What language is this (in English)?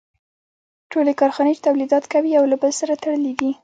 Pashto